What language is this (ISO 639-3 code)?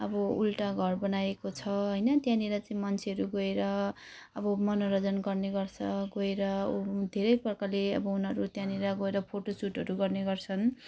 nep